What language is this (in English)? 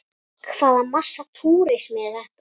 Icelandic